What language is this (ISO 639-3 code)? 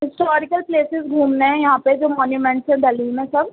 urd